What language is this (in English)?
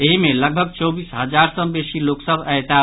Maithili